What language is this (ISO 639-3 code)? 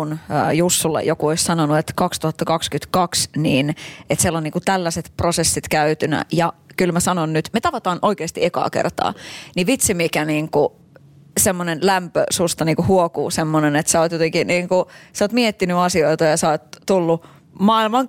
fin